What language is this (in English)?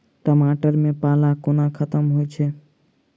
Maithili